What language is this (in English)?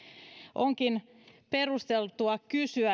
Finnish